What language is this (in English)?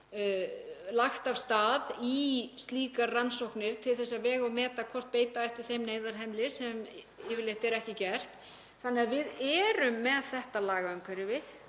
Icelandic